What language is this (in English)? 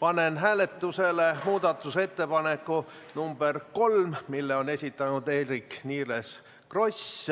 Estonian